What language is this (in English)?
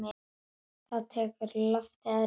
Icelandic